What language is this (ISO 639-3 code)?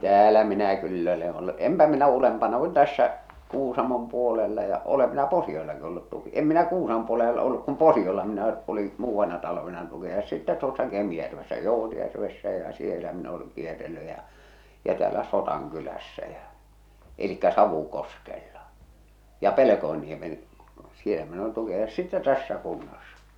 fin